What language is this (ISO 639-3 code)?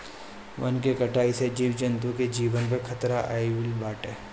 bho